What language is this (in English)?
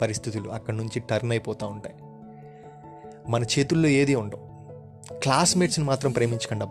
Telugu